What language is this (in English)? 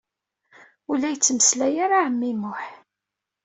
Kabyle